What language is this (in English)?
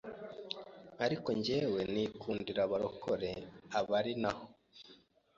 Kinyarwanda